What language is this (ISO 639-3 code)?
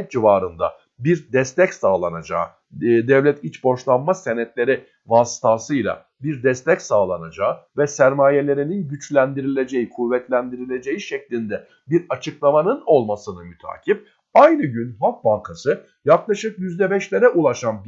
tur